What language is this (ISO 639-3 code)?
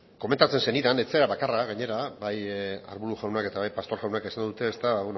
eus